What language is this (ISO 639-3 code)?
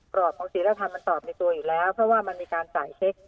tha